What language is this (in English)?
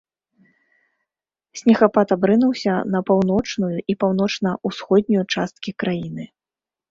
Belarusian